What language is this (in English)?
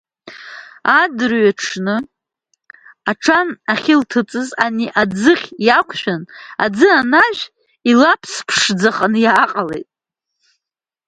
Abkhazian